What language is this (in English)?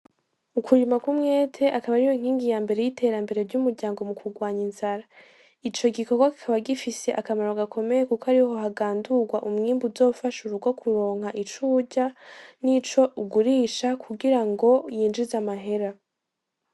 Rundi